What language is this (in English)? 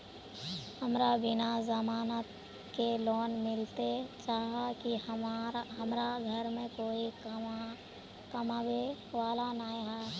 Magahi